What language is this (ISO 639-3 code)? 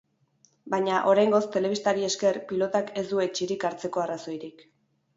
eus